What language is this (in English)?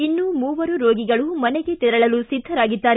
Kannada